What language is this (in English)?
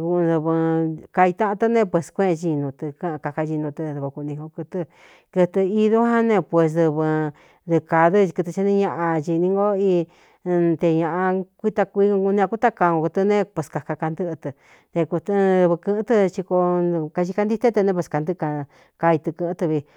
Cuyamecalco Mixtec